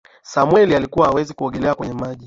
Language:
Swahili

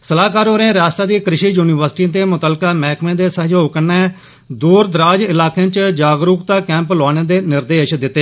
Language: Dogri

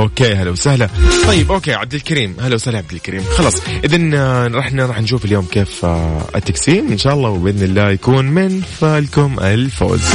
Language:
Arabic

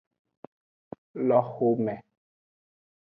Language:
Aja (Benin)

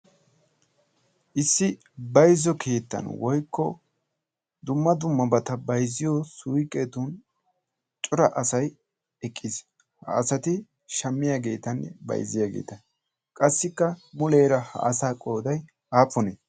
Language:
Wolaytta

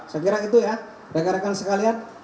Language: Indonesian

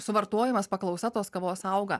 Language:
Lithuanian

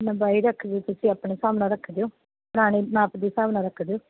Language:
Punjabi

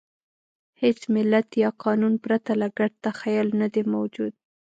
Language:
Pashto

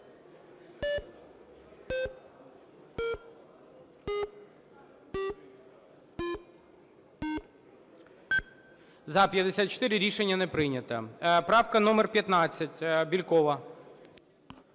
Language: Ukrainian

